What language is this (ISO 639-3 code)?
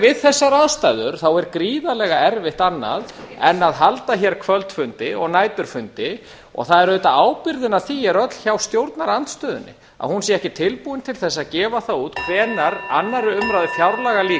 isl